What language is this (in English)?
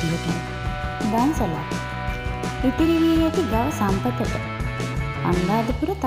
Indonesian